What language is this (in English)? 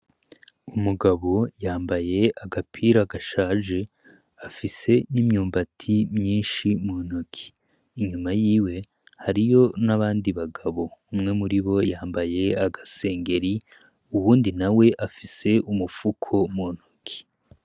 Rundi